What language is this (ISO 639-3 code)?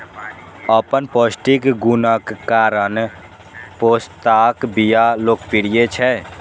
mai